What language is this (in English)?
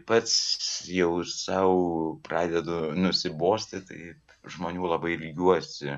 Lithuanian